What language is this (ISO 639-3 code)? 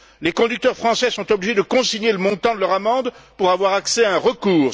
fra